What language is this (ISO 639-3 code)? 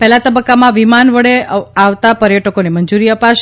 guj